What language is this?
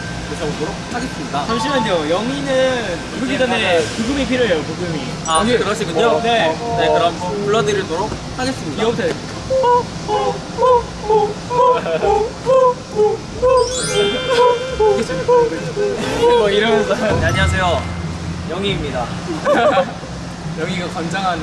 Korean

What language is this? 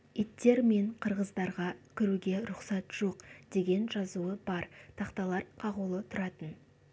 Kazakh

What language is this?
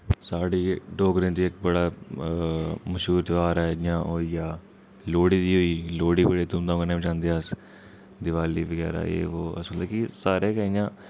Dogri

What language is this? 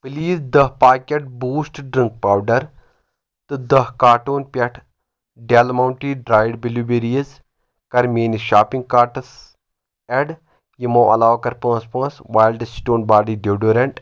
Kashmiri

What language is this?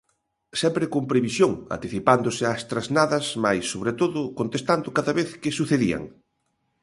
Galician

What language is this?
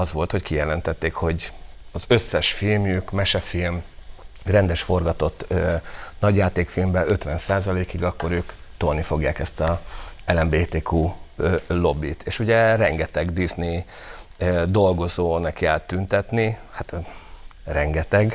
Hungarian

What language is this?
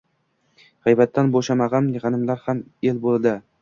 Uzbek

